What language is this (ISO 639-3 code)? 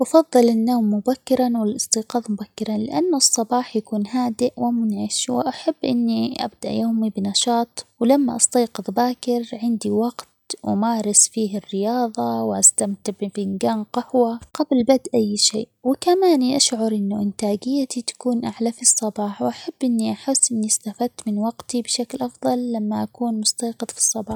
acx